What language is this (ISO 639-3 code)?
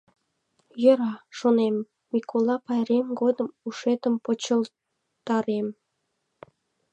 chm